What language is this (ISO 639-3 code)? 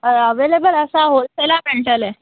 kok